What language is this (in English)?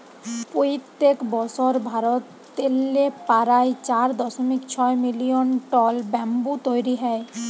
Bangla